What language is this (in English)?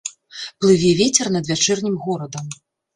Belarusian